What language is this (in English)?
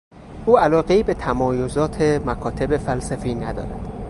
Persian